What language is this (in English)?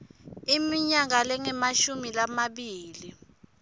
Swati